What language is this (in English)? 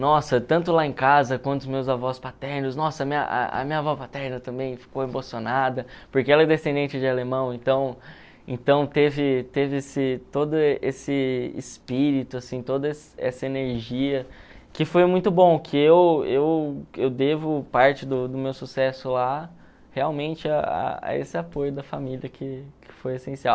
Portuguese